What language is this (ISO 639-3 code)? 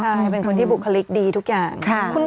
tha